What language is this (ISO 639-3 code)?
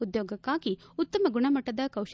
kan